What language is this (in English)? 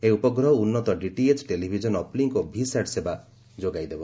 Odia